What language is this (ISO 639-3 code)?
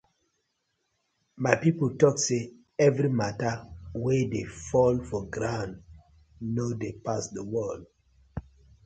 pcm